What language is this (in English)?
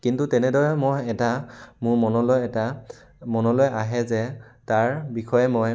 Assamese